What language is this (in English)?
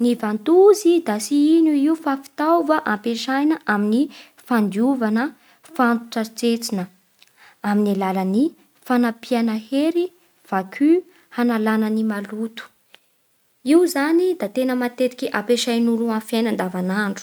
Bara Malagasy